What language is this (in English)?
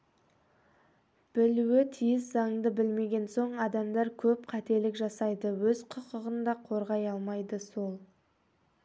Kazakh